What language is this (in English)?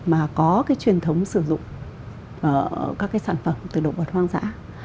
Vietnamese